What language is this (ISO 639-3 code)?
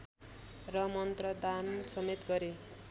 nep